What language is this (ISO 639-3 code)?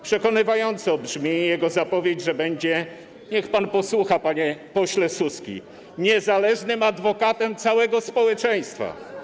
pol